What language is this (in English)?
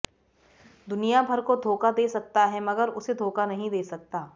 Hindi